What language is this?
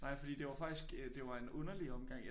Danish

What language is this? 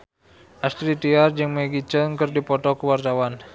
Sundanese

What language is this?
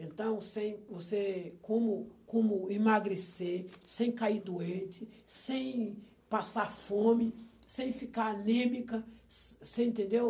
Portuguese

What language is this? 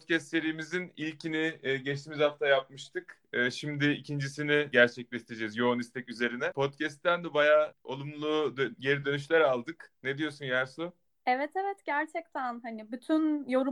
Turkish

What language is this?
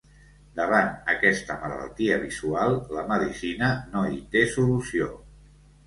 Catalan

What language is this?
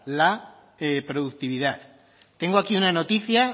Spanish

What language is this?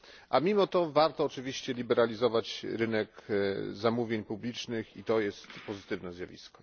Polish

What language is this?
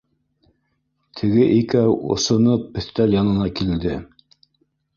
Bashkir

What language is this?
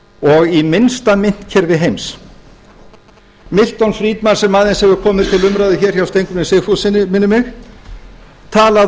Icelandic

